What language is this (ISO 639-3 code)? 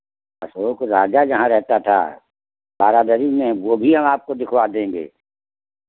hin